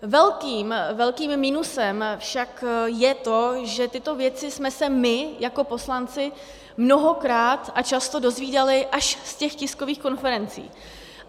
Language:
Czech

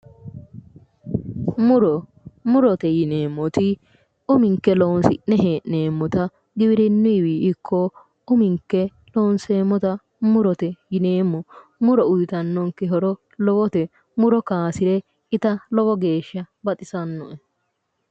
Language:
Sidamo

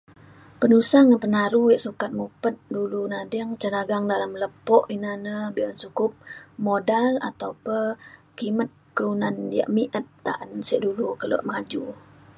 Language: Mainstream Kenyah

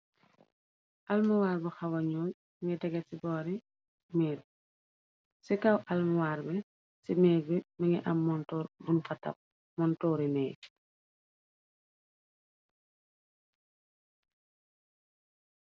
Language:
Wolof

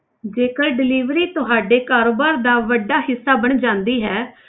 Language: Punjabi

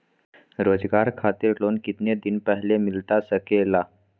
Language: Magahi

